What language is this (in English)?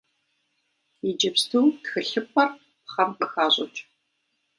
Kabardian